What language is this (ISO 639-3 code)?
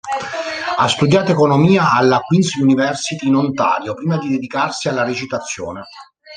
ita